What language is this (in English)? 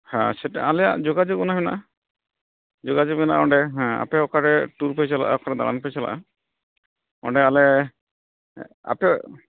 Santali